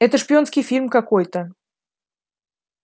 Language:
Russian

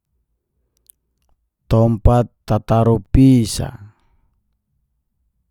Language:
Geser-Gorom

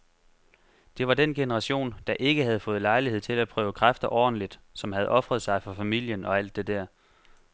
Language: Danish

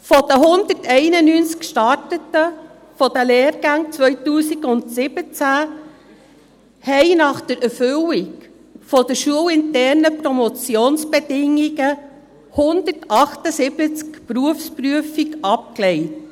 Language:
Swiss German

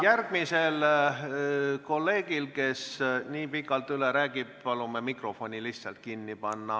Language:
Estonian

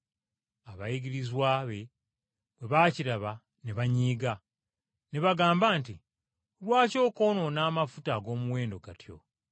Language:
Ganda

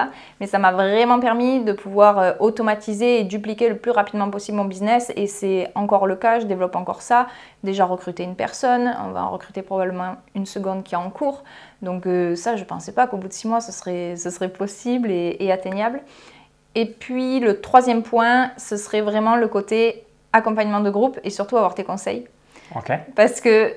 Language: French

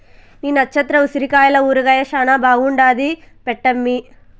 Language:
Telugu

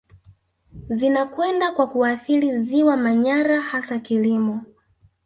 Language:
Swahili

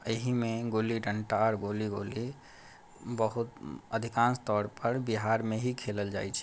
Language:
Maithili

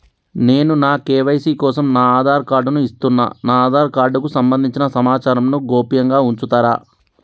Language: Telugu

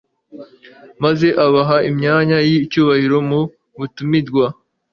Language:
Kinyarwanda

